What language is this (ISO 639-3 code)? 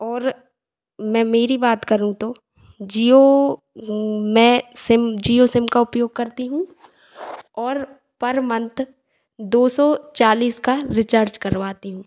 hin